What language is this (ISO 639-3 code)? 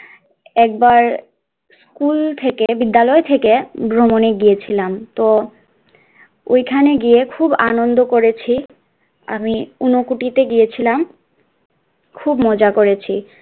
ben